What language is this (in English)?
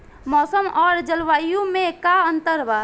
Bhojpuri